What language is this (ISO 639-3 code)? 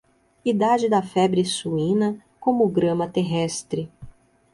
por